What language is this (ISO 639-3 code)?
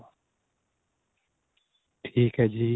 pan